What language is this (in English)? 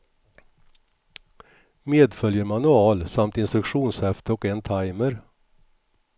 Swedish